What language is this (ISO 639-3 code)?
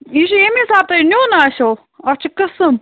kas